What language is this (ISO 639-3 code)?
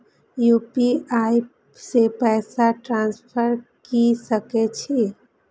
mai